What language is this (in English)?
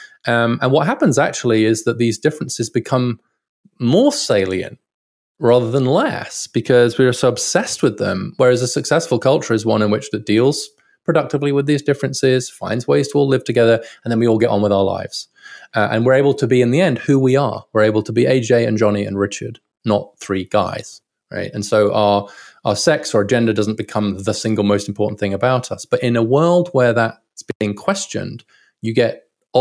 English